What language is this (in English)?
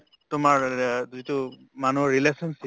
Assamese